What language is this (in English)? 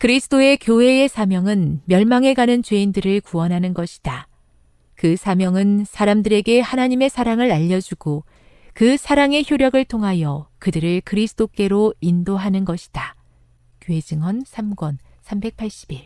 Korean